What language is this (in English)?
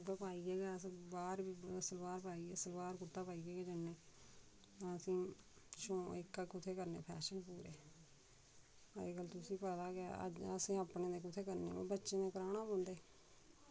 Dogri